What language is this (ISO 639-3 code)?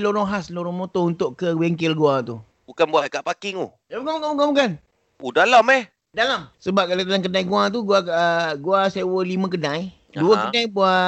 msa